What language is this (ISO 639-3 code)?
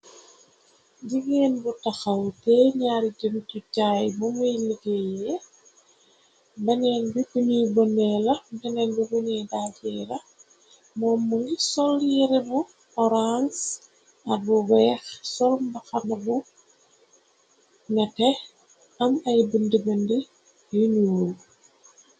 wol